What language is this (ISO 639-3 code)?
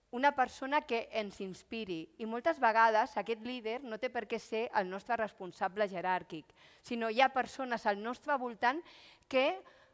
cat